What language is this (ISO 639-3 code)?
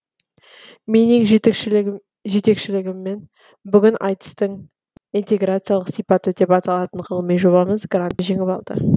kaz